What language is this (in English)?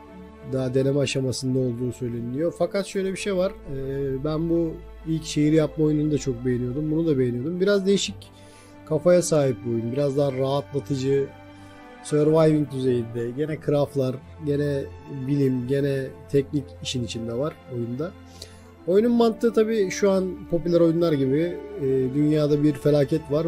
Turkish